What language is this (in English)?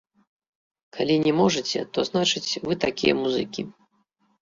Belarusian